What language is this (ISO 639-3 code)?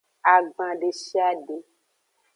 ajg